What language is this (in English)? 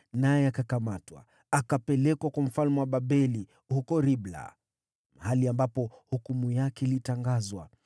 Swahili